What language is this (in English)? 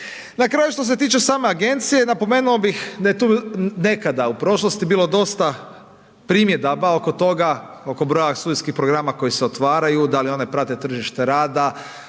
Croatian